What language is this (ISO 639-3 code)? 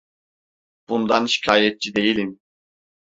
tur